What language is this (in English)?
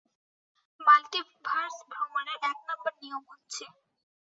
Bangla